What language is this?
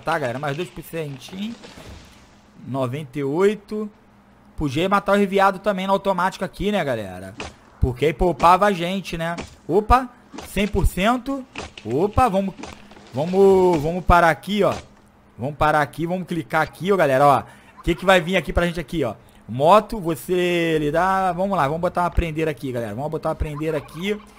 Portuguese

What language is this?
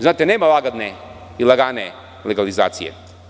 Serbian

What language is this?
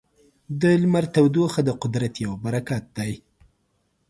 Pashto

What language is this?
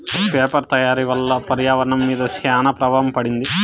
Telugu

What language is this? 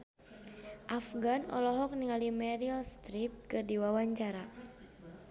Sundanese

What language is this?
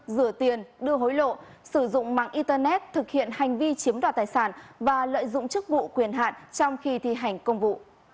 Vietnamese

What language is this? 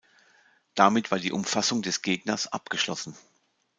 German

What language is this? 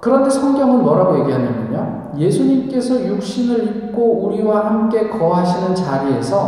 Korean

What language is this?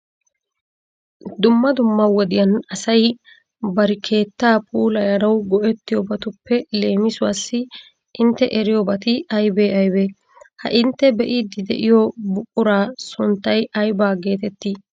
Wolaytta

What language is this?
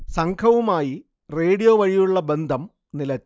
Malayalam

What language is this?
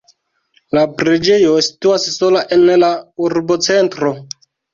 Esperanto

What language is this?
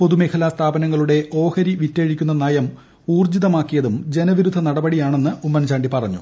Malayalam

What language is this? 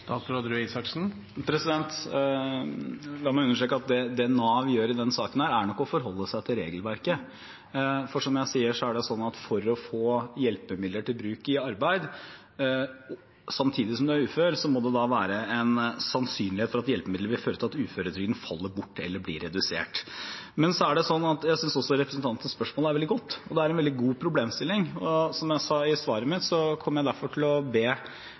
Norwegian Bokmål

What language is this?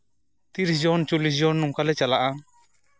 Santali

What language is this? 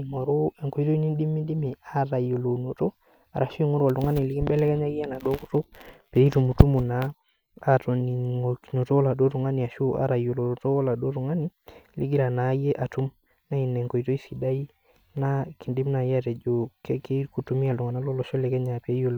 Masai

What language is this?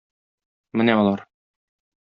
Tatar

